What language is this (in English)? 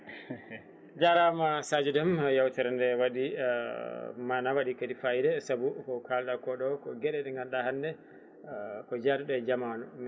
Fula